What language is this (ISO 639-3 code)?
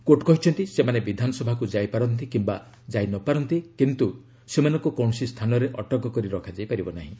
ori